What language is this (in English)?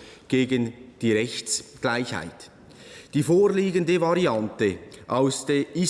German